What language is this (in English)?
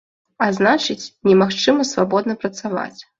Belarusian